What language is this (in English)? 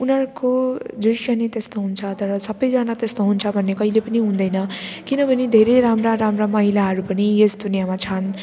Nepali